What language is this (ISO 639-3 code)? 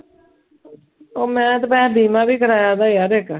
pan